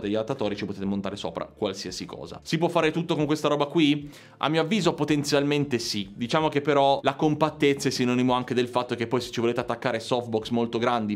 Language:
Italian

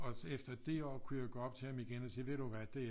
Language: Danish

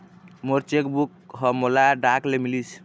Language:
Chhattisgarhi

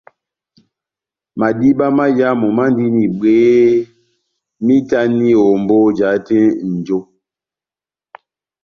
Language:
Batanga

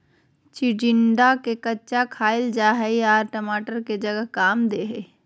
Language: Magahi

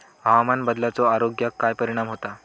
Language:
Marathi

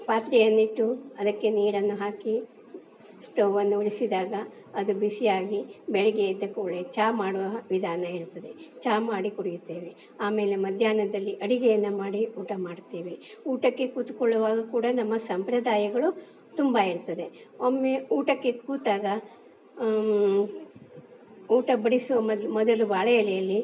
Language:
Kannada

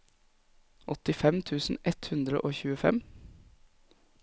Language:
Norwegian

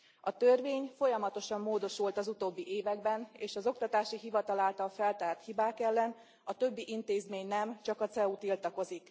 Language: Hungarian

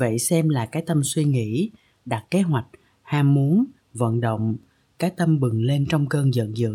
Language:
Vietnamese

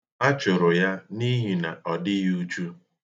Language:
Igbo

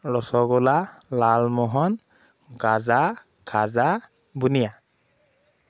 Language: Assamese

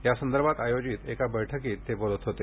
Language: Marathi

